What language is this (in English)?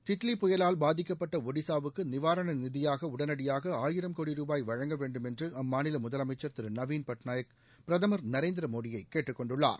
Tamil